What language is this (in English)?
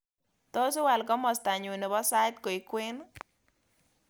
Kalenjin